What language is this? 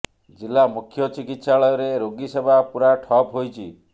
Odia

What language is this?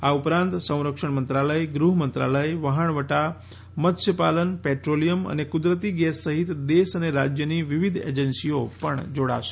Gujarati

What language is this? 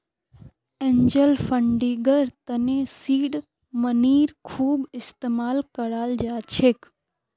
Magahi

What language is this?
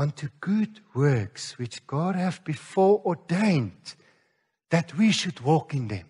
Dutch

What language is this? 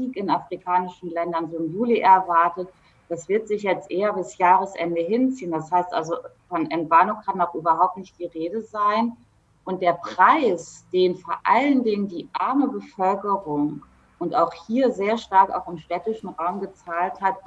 German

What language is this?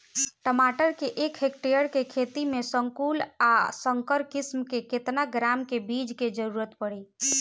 Bhojpuri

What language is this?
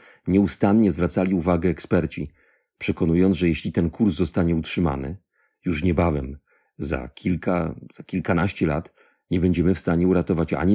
Polish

